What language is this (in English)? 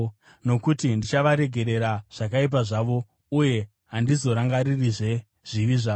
Shona